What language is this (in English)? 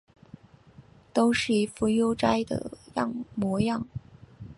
Chinese